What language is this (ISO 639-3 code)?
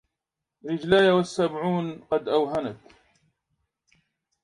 ara